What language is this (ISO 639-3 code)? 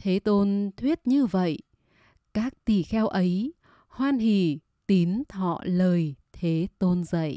vie